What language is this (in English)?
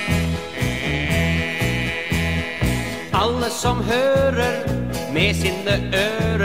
Norwegian